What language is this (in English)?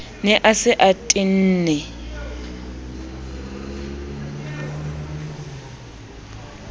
Southern Sotho